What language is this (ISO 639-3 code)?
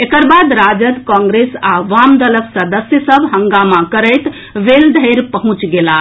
mai